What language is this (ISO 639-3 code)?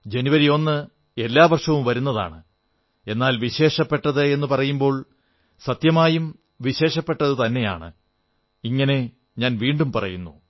mal